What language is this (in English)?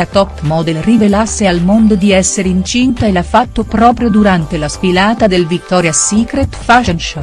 Italian